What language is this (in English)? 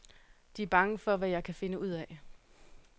Danish